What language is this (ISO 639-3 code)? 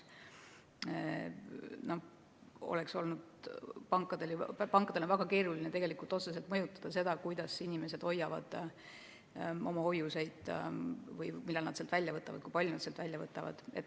est